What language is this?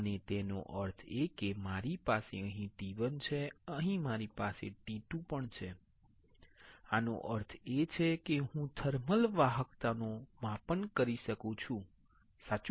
Gujarati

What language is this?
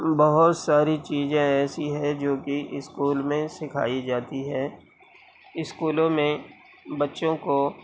Urdu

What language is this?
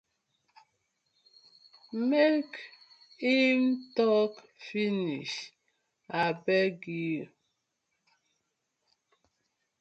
Nigerian Pidgin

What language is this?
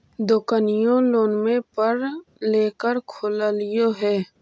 Magahi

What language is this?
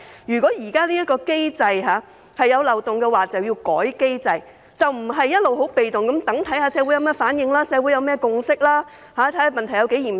Cantonese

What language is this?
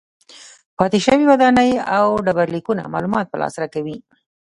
Pashto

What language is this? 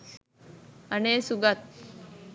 Sinhala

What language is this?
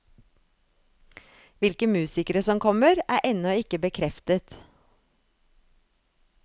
Norwegian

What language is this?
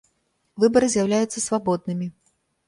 Belarusian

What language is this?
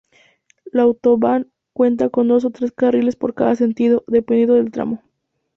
Spanish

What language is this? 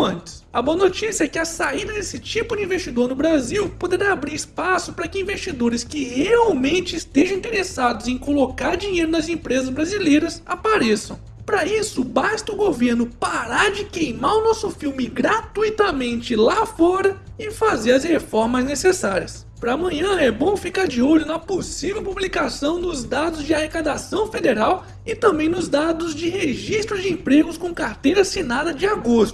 Portuguese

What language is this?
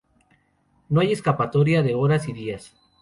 Spanish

